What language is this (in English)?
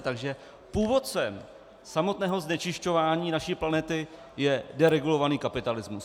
Czech